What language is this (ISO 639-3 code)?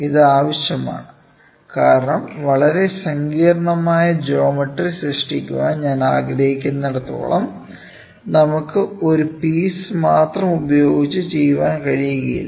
mal